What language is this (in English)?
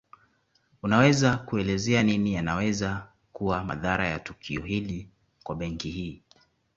Swahili